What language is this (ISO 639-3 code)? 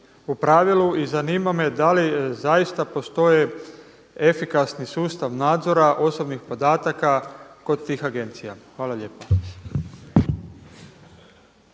hrv